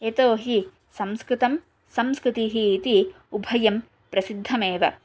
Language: Sanskrit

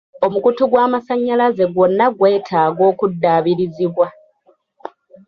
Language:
Ganda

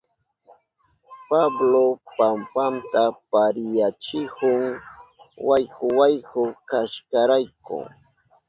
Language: Southern Pastaza Quechua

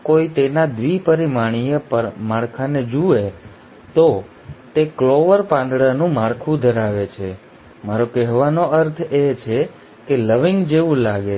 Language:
Gujarati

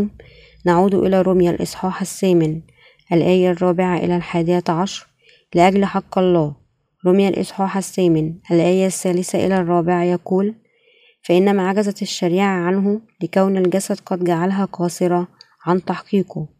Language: Arabic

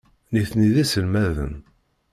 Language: Kabyle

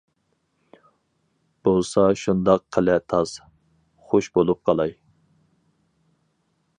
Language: Uyghur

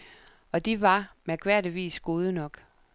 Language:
Danish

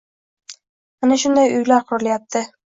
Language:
Uzbek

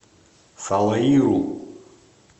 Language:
Russian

